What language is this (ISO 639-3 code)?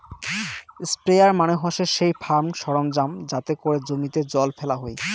ben